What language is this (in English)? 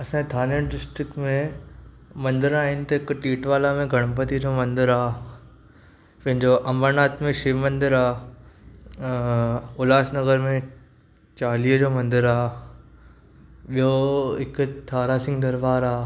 Sindhi